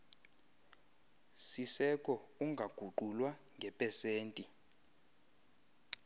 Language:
Xhosa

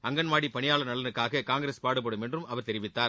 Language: Tamil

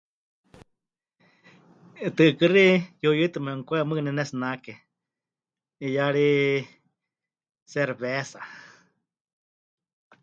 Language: Huichol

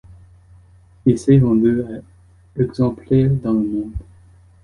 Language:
French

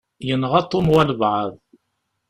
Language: Kabyle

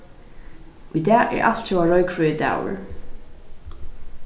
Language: Faroese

